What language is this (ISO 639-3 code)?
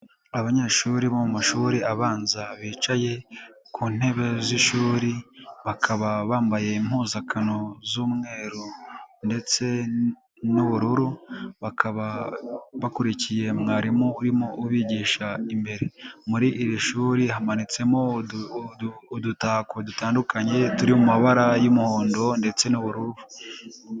kin